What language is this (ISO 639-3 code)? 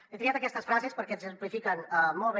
cat